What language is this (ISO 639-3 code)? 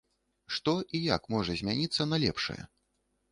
bel